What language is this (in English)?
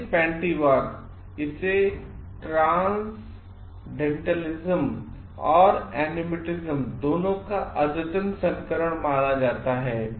Hindi